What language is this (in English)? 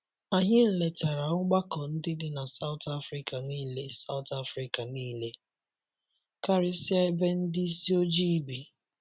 Igbo